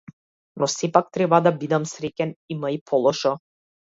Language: Macedonian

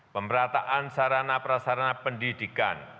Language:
Indonesian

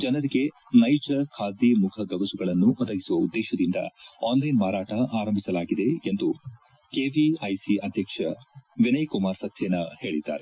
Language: Kannada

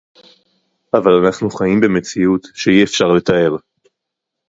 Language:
Hebrew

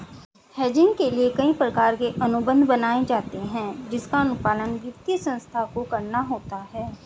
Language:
Hindi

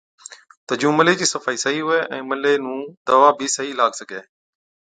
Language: Od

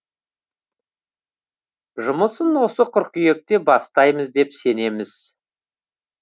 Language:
Kazakh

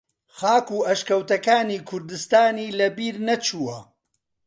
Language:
Central Kurdish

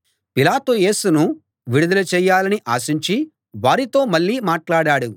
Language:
Telugu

